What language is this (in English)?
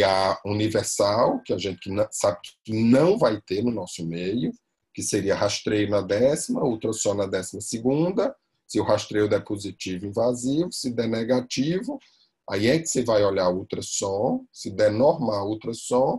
Portuguese